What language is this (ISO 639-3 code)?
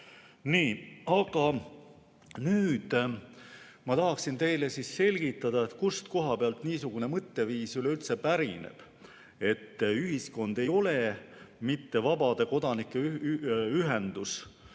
est